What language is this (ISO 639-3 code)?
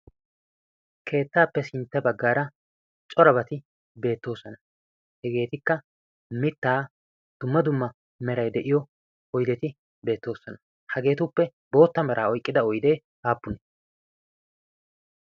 wal